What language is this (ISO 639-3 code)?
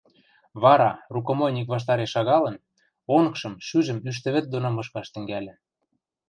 mrj